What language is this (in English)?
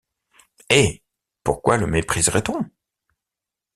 French